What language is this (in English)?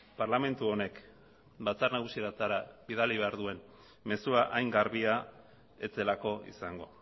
Basque